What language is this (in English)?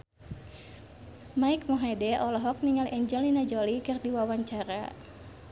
Sundanese